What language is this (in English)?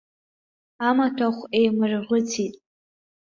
Abkhazian